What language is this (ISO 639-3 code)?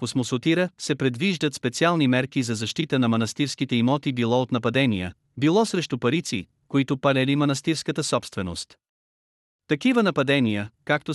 bul